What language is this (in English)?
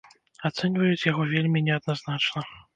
Belarusian